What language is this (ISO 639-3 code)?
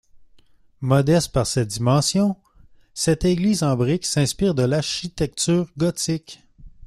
fra